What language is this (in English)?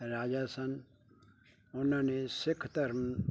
Punjabi